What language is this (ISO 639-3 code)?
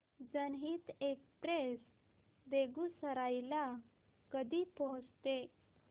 mar